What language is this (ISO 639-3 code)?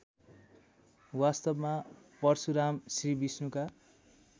nep